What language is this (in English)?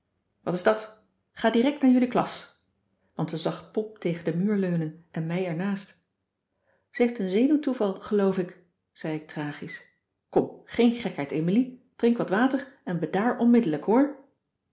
Dutch